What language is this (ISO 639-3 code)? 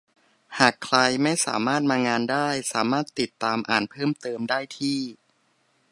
tha